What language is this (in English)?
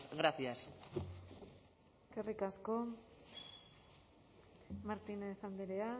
Basque